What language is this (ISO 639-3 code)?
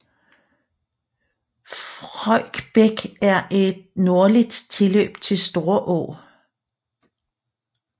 dan